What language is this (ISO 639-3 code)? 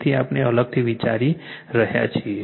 guj